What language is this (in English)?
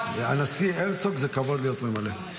Hebrew